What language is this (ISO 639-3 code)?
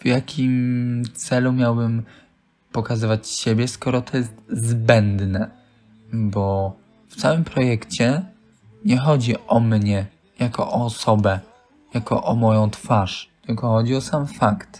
pol